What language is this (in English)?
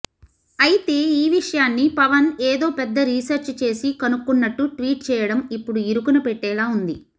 Telugu